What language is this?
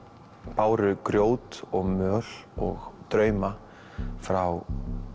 Icelandic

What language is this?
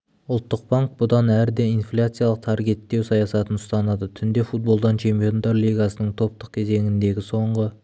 Kazakh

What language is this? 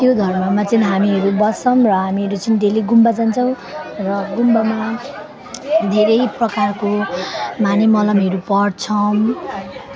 Nepali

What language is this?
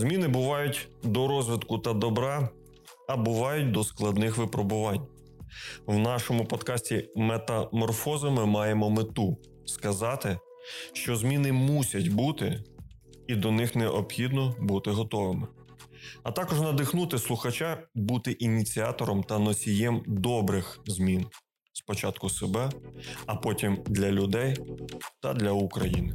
Ukrainian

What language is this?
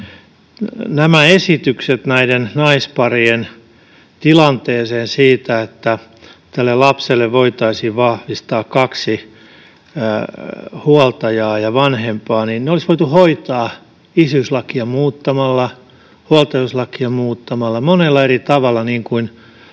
Finnish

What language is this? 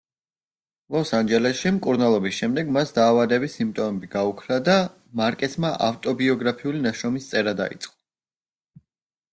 Georgian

